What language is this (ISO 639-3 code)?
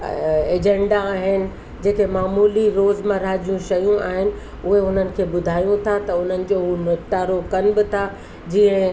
snd